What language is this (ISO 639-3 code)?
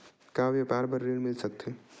hne